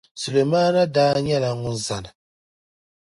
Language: Dagbani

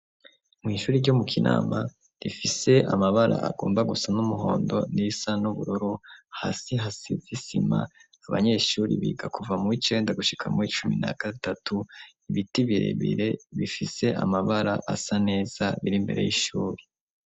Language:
Rundi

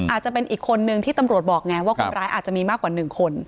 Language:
Thai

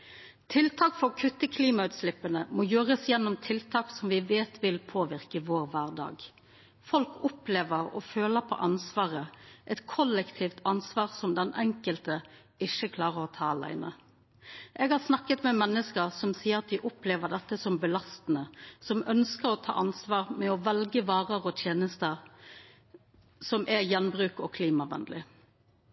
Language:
Norwegian Nynorsk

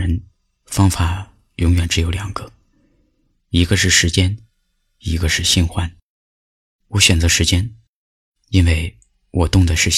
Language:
Chinese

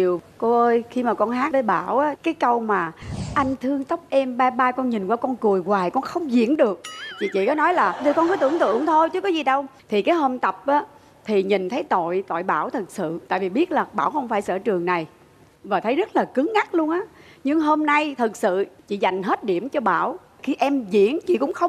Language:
Vietnamese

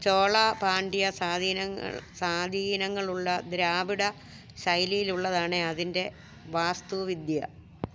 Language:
Malayalam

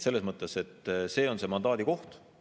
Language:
Estonian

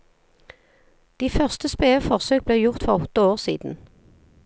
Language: Norwegian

